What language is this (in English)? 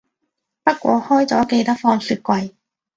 Cantonese